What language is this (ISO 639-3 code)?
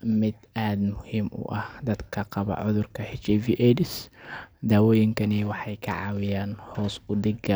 som